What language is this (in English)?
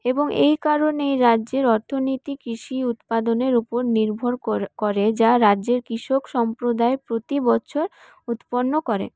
Bangla